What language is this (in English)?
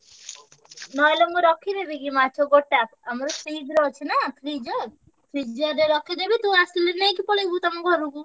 Odia